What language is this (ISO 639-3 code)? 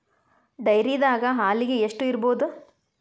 kan